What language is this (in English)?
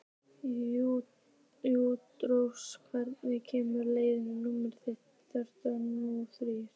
Icelandic